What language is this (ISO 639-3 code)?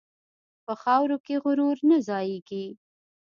pus